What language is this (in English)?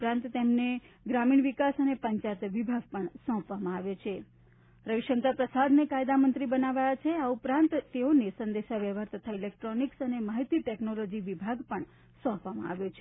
Gujarati